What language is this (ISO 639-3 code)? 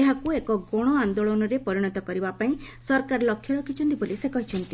ori